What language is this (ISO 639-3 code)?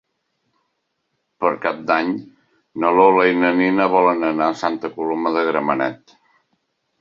cat